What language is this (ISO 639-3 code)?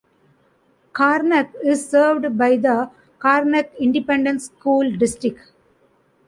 eng